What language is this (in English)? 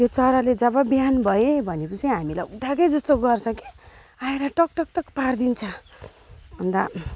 Nepali